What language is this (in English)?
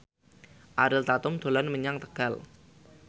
Javanese